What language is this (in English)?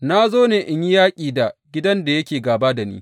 Hausa